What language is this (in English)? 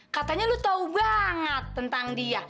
Indonesian